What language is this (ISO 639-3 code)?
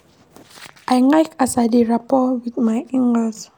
pcm